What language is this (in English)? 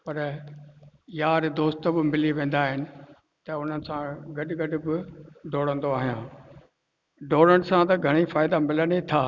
Sindhi